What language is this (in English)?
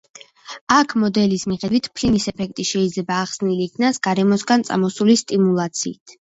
Georgian